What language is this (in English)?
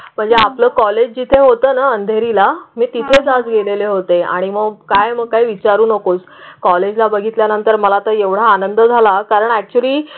Marathi